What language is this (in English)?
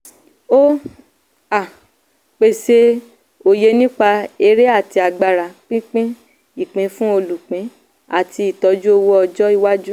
Yoruba